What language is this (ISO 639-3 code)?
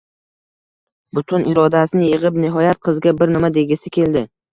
uzb